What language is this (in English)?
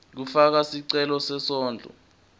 Swati